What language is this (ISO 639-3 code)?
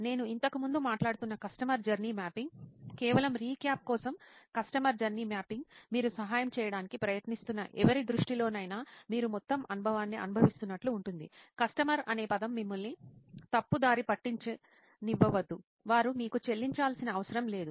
tel